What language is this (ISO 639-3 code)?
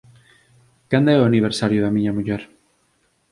glg